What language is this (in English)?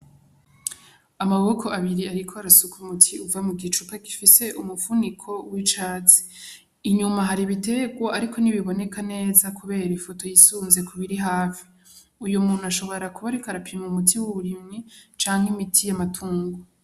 Rundi